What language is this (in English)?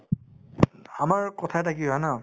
Assamese